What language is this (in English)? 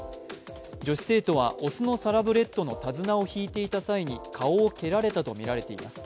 Japanese